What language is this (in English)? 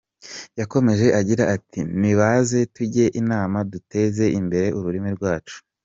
Kinyarwanda